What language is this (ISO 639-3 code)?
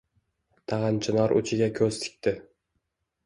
uzb